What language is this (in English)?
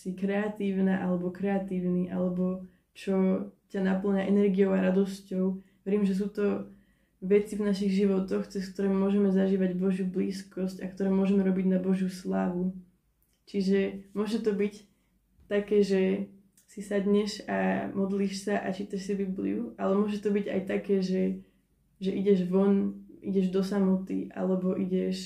Slovak